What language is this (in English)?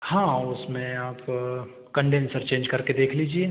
Hindi